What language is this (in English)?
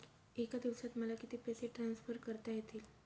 Marathi